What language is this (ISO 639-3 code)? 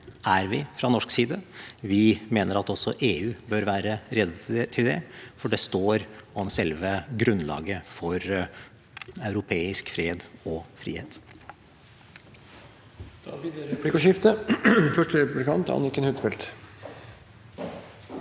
nor